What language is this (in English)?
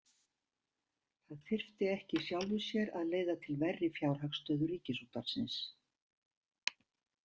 Icelandic